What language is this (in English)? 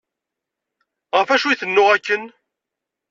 Kabyle